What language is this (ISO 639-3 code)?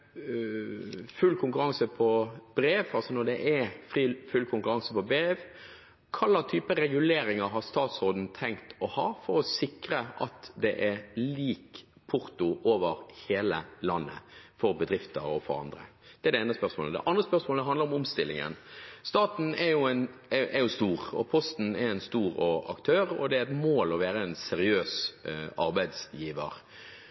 nob